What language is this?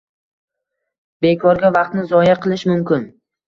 Uzbek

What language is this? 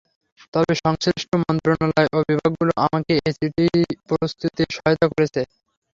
Bangla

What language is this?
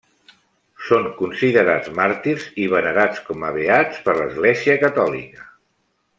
Catalan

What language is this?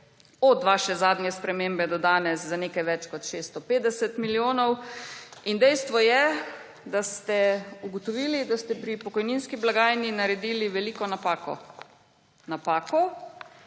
Slovenian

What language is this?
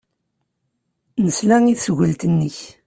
Kabyle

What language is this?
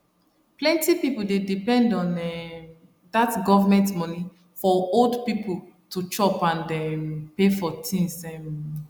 Nigerian Pidgin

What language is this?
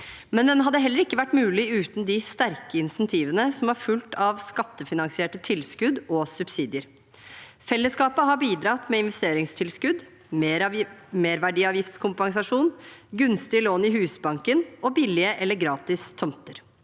Norwegian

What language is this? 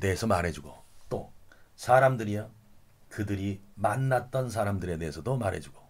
Korean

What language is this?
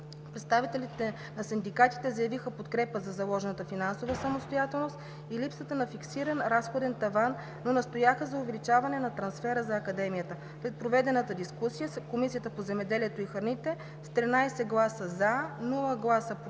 Bulgarian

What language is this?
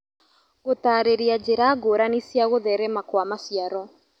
Kikuyu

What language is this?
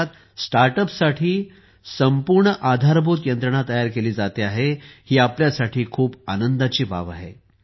Marathi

